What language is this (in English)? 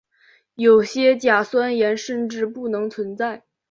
Chinese